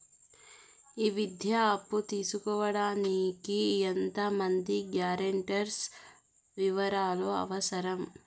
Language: Telugu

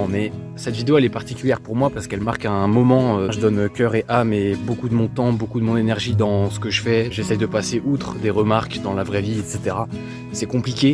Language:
French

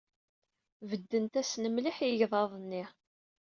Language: Kabyle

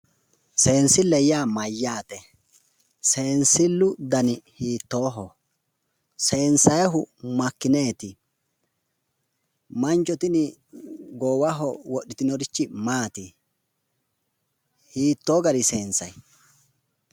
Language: Sidamo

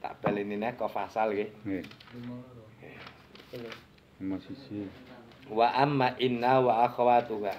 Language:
Indonesian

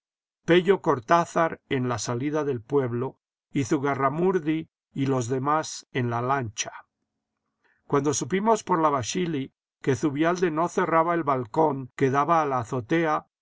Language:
Spanish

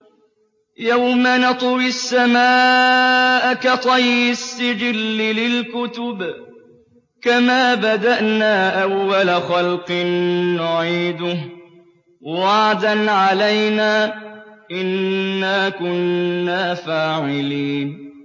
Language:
Arabic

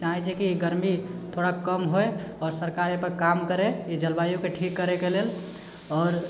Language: Maithili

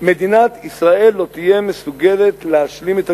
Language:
Hebrew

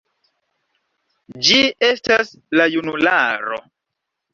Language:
Esperanto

